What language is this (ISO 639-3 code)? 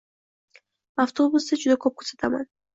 uzb